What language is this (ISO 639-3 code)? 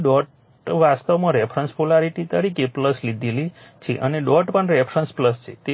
guj